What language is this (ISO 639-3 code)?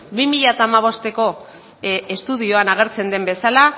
eus